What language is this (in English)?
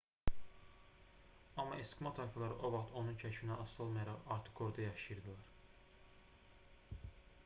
Azerbaijani